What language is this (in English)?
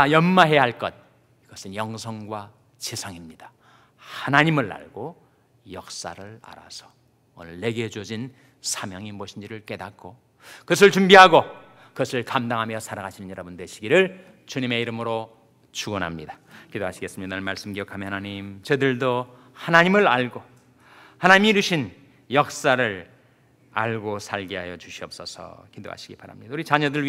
Korean